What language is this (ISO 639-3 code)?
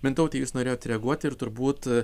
lit